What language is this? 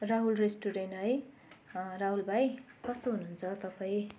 Nepali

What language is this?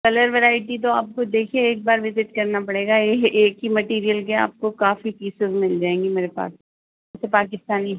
Urdu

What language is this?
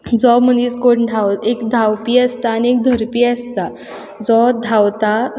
Konkani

